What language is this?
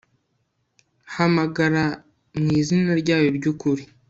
Kinyarwanda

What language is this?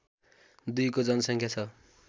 Nepali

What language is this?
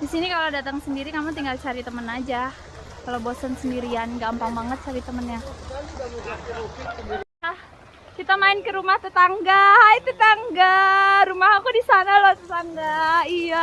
Indonesian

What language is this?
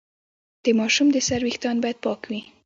Pashto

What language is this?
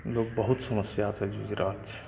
Maithili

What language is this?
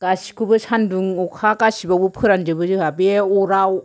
Bodo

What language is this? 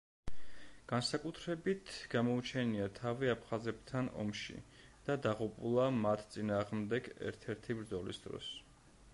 Georgian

